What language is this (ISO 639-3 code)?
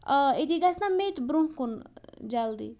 kas